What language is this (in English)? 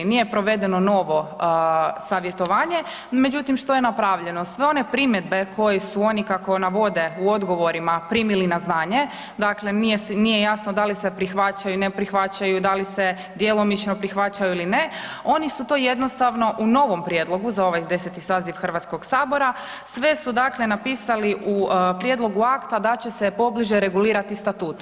Croatian